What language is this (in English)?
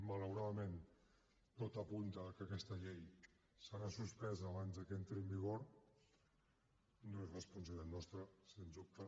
Catalan